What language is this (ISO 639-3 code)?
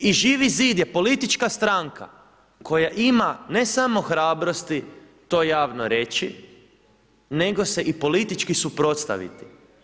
hrv